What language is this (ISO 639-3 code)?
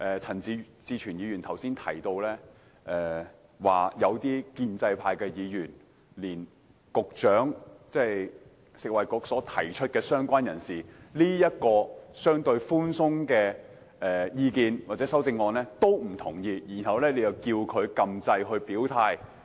yue